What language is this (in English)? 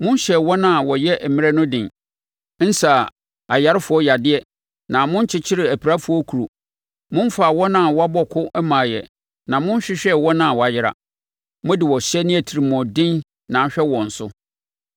Akan